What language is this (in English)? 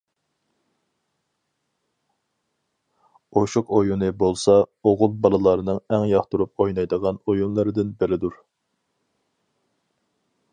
Uyghur